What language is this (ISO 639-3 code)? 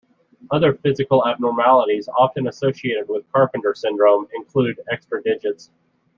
eng